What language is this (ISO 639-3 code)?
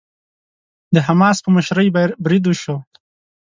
pus